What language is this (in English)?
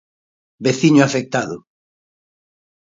Galician